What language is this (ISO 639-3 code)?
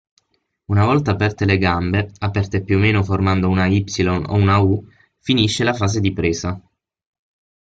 ita